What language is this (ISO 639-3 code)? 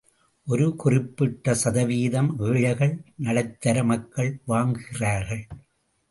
tam